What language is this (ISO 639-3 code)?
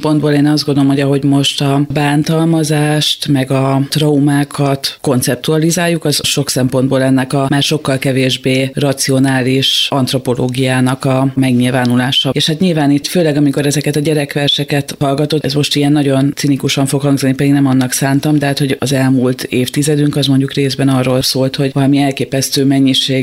hun